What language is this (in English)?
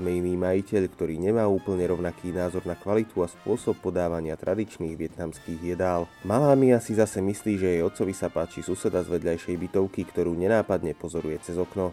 Slovak